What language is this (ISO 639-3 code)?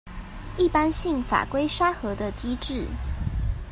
zho